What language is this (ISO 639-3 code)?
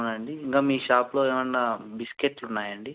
tel